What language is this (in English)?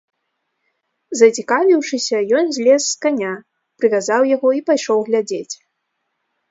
Belarusian